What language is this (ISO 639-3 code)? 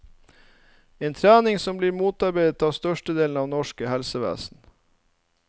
nor